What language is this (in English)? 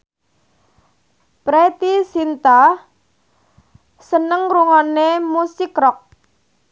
Javanese